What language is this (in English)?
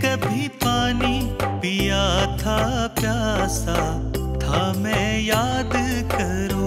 Hindi